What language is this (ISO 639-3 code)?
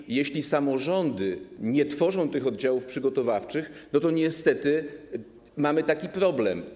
pol